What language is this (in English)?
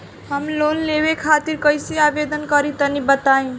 Bhojpuri